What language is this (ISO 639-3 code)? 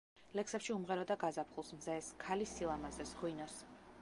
kat